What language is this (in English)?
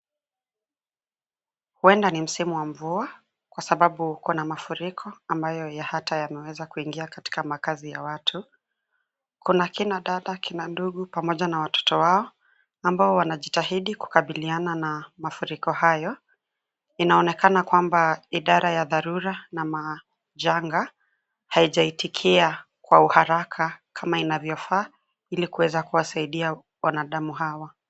Swahili